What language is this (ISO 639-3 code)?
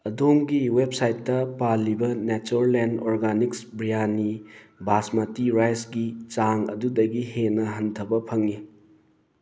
mni